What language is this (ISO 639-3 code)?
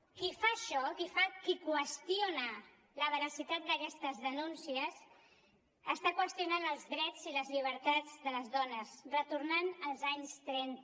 cat